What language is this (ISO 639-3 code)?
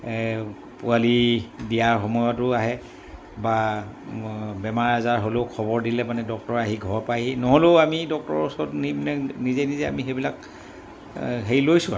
asm